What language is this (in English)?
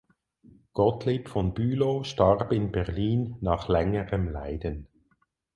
German